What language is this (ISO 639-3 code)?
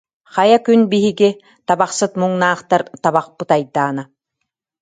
sah